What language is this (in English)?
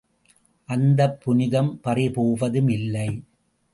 Tamil